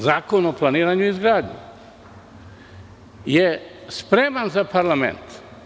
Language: Serbian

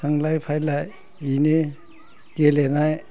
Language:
Bodo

